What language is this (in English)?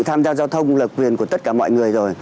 Vietnamese